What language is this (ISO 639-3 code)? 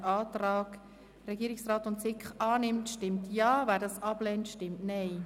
gsw